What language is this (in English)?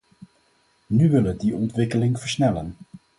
Dutch